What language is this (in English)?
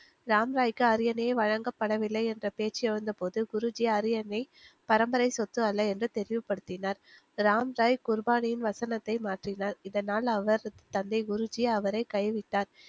Tamil